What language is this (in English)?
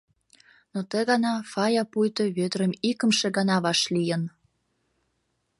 Mari